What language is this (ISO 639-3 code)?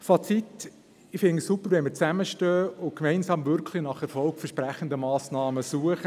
gsw